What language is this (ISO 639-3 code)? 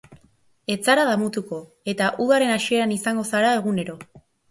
eus